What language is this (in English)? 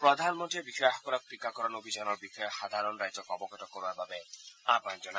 Assamese